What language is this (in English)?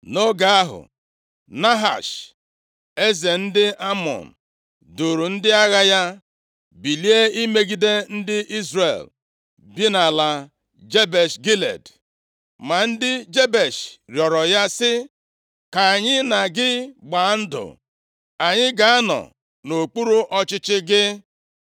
Igbo